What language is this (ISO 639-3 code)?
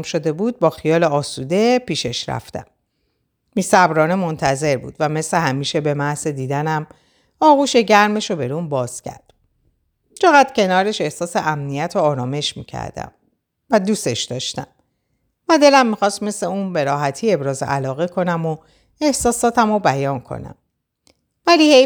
fas